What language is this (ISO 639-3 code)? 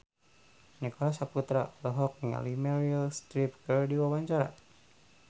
sun